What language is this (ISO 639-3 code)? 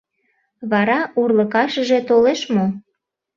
chm